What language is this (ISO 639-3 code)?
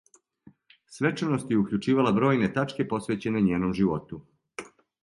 srp